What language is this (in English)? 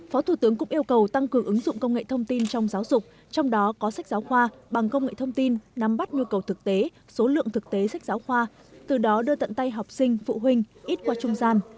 Vietnamese